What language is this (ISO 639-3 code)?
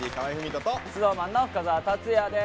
jpn